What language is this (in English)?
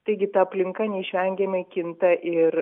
Lithuanian